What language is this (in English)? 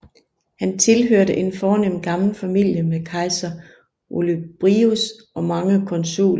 Danish